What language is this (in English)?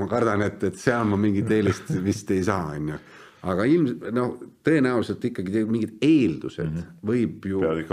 Finnish